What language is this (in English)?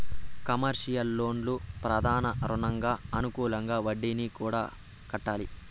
Telugu